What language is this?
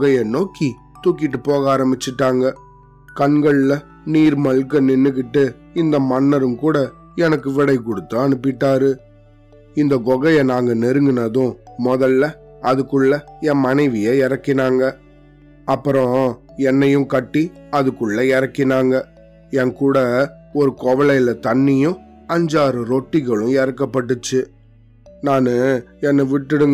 Tamil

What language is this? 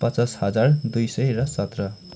Nepali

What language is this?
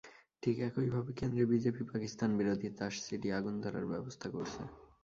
Bangla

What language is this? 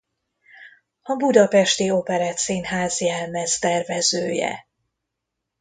Hungarian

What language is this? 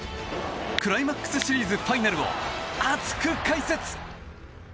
Japanese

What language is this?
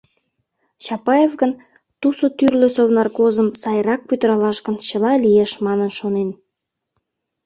Mari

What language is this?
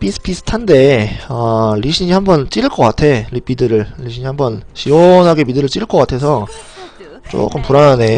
Korean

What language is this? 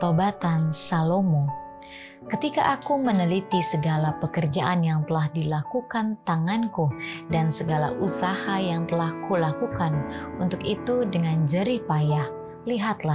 Indonesian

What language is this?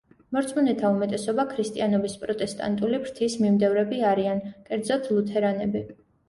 Georgian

